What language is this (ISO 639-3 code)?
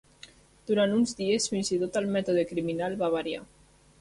cat